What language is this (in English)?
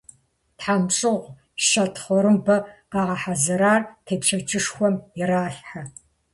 Kabardian